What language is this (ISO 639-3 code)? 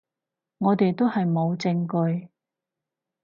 yue